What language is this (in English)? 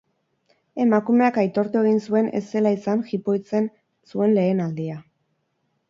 Basque